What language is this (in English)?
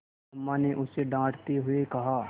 Hindi